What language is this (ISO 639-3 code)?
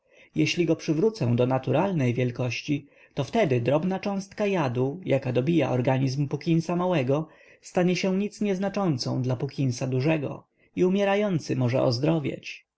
pol